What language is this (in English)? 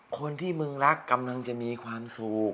Thai